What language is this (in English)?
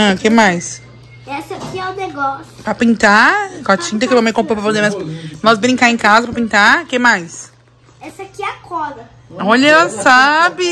Portuguese